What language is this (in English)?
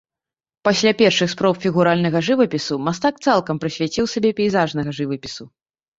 Belarusian